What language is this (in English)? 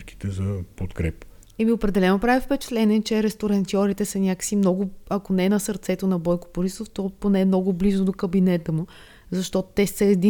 Bulgarian